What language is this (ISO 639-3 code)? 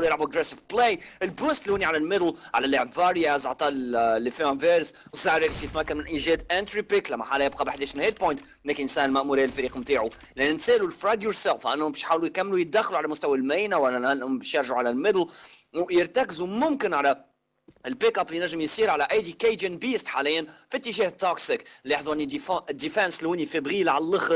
ara